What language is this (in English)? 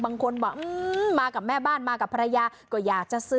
Thai